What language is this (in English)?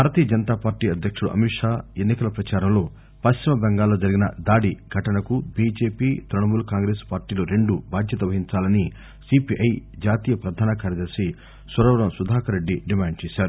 Telugu